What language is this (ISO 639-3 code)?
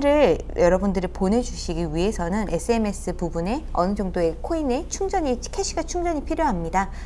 kor